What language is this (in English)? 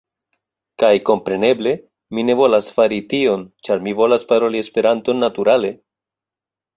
Esperanto